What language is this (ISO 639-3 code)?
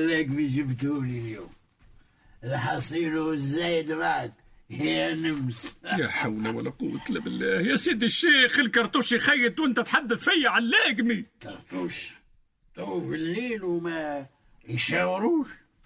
ara